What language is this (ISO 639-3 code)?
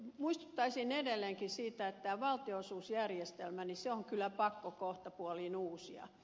fin